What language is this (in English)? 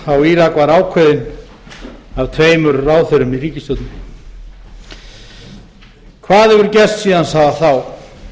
Icelandic